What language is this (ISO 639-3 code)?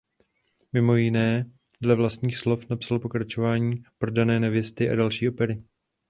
ces